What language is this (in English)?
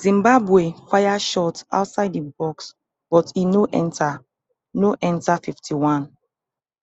Nigerian Pidgin